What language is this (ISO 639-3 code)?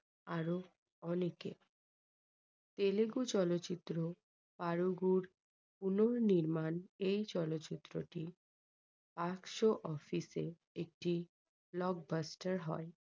ben